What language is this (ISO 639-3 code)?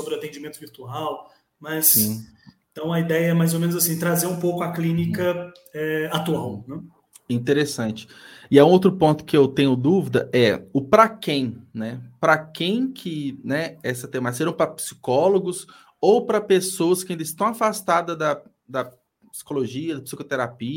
por